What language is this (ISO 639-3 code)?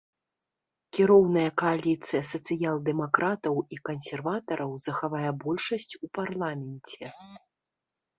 bel